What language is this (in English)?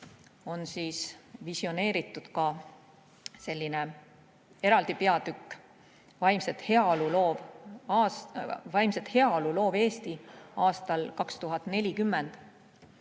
Estonian